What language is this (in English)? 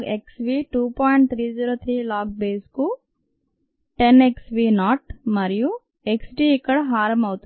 Telugu